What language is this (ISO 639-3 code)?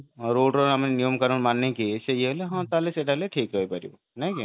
ori